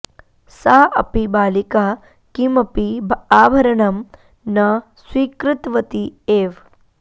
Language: Sanskrit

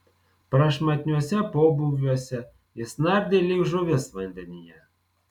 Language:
Lithuanian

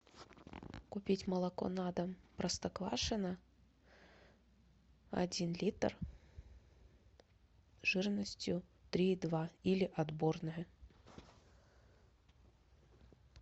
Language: Russian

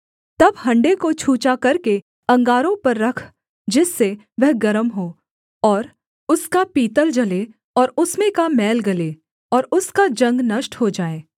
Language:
Hindi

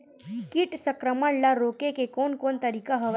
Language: Chhattisgarhi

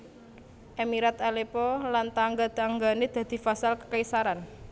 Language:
Javanese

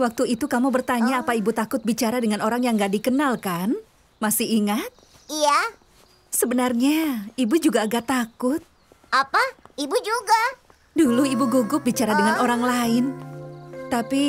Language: Indonesian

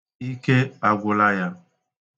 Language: Igbo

